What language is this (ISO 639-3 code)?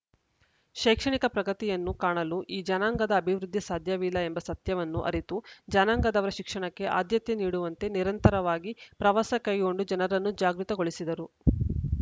kan